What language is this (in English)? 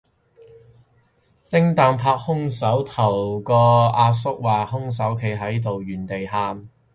Cantonese